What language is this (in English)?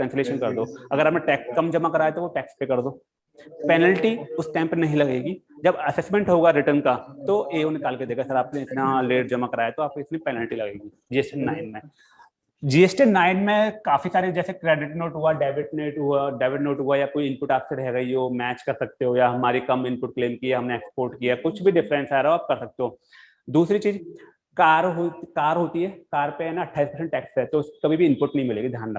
Hindi